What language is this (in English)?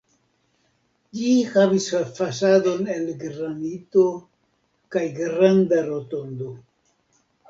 Esperanto